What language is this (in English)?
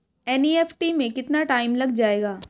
Hindi